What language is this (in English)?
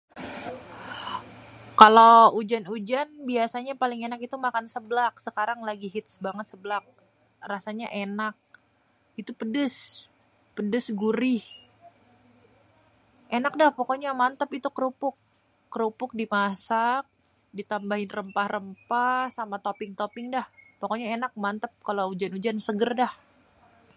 Betawi